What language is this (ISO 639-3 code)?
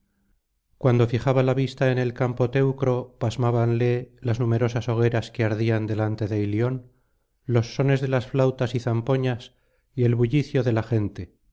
spa